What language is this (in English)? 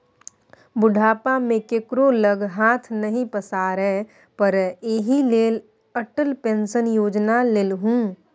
Maithili